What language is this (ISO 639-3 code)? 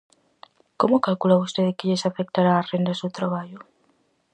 glg